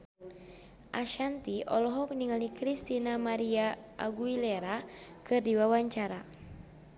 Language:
Sundanese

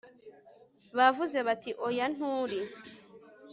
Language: Kinyarwanda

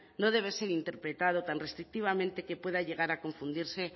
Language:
Spanish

